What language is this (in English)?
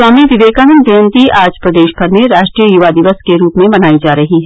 Hindi